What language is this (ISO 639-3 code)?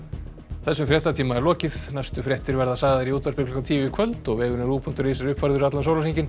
isl